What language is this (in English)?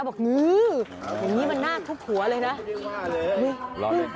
Thai